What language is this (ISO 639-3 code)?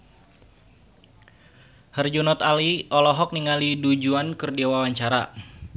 sun